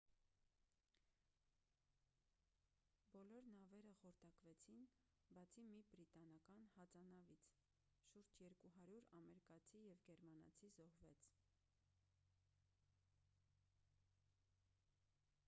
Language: Armenian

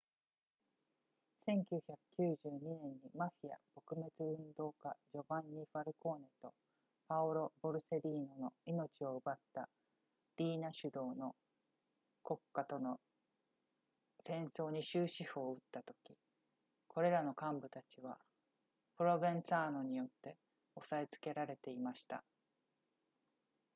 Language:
Japanese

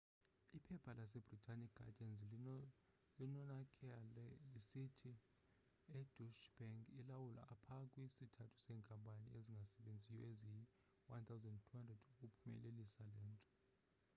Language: Xhosa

